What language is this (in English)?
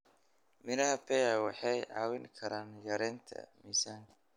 Somali